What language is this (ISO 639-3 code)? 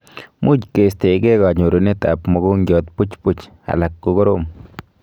kln